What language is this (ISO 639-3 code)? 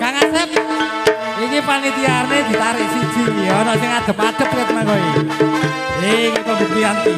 ind